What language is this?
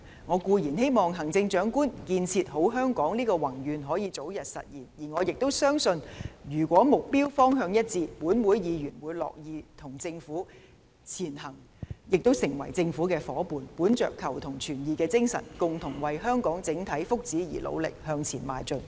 Cantonese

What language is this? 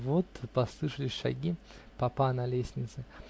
Russian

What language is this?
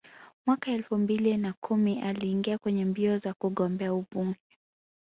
Swahili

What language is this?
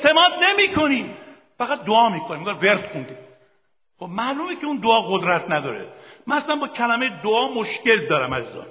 Persian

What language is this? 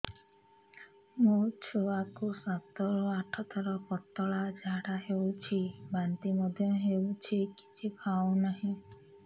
Odia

